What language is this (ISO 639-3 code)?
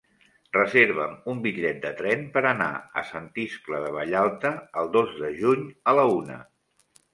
cat